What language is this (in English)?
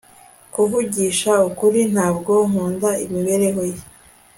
Kinyarwanda